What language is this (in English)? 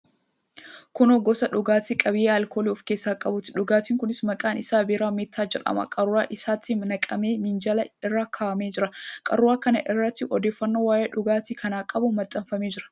Oromo